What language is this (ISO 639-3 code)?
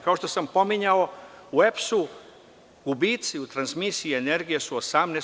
srp